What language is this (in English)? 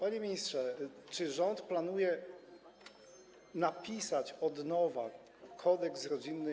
Polish